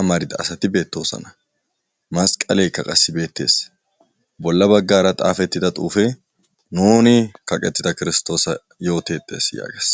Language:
Wolaytta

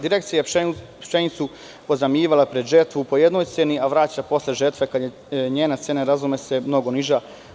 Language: Serbian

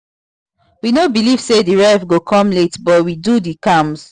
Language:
Nigerian Pidgin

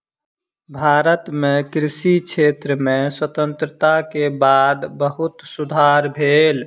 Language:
Maithili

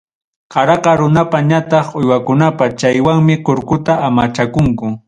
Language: Ayacucho Quechua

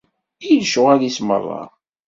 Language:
Kabyle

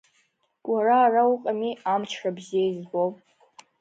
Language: Abkhazian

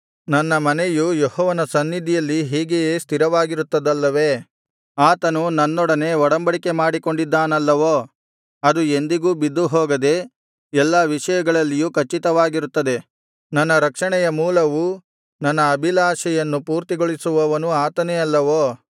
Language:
Kannada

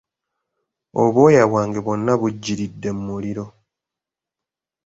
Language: Ganda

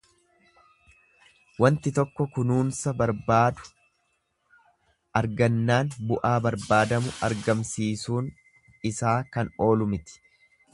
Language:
Oromo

